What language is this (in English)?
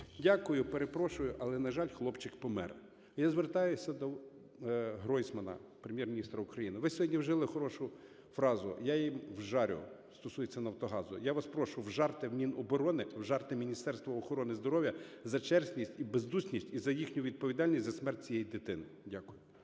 Ukrainian